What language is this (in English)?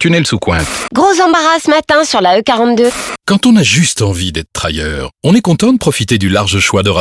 French